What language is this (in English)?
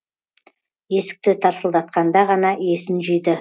Kazakh